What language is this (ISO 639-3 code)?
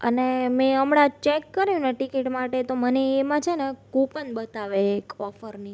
guj